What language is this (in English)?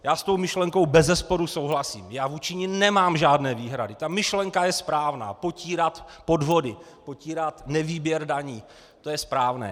Czech